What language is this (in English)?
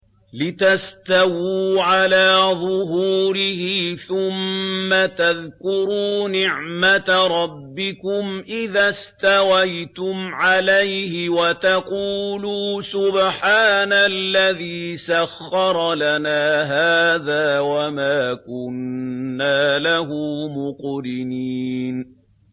Arabic